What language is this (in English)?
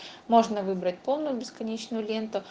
Russian